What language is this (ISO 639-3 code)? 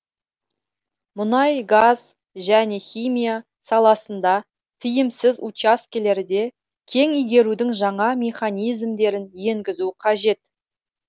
kaz